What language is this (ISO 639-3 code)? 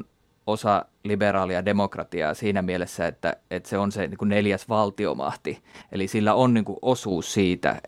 fin